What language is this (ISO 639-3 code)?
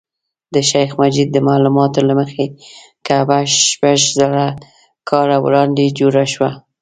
pus